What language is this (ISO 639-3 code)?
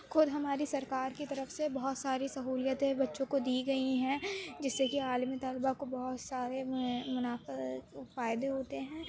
urd